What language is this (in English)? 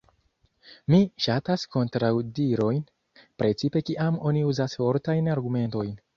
Esperanto